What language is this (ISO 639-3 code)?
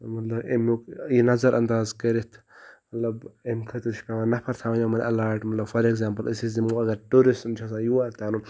kas